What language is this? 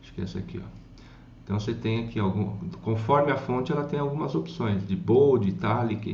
Portuguese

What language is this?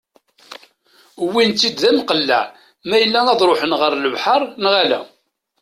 Kabyle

